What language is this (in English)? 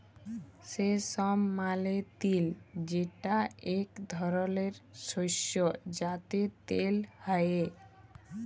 Bangla